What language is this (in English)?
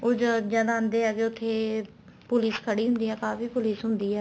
Punjabi